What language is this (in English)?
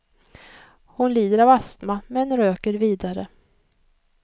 Swedish